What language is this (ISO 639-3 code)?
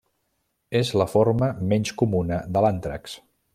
cat